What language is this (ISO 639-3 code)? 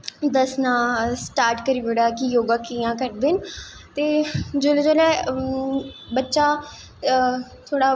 doi